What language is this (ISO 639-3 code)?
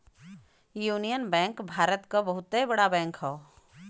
bho